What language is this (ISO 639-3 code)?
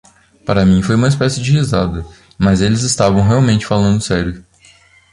por